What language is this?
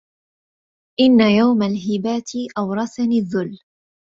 Arabic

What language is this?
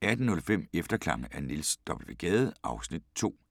Danish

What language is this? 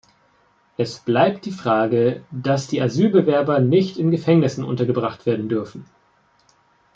German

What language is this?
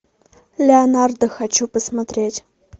Russian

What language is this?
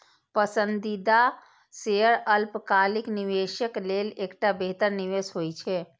Maithili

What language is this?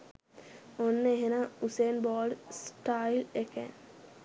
Sinhala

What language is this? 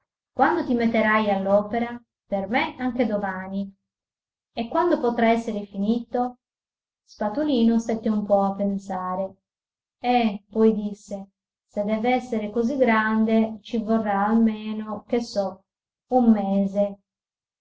Italian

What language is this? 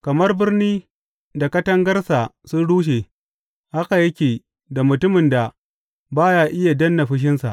Hausa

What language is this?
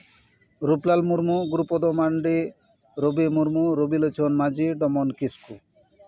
Santali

